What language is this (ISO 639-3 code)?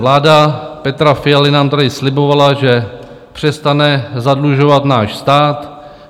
ces